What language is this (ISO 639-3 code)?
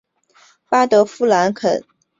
zho